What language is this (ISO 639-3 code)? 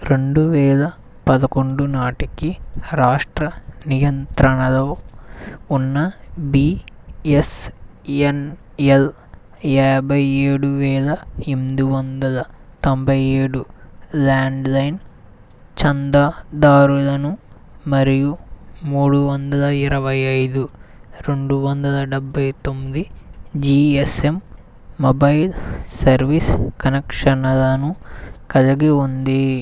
tel